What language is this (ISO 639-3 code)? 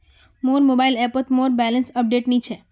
mag